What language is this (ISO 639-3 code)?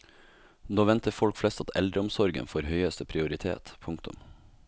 nor